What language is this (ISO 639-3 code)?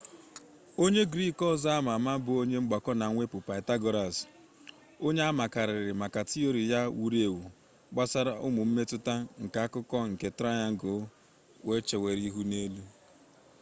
ibo